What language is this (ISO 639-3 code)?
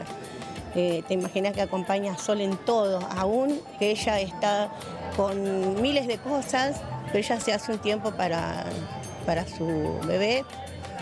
spa